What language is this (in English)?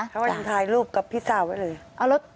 Thai